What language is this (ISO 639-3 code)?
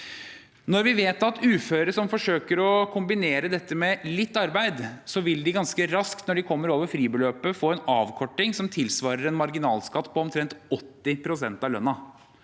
nor